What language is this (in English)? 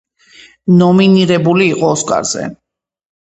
Georgian